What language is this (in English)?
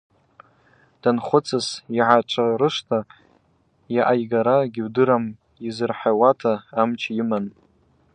Abaza